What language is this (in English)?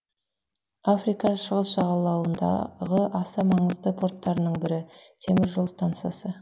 Kazakh